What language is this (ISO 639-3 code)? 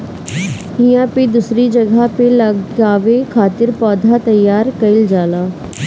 bho